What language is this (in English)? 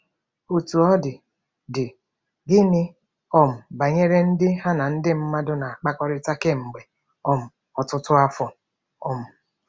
Igbo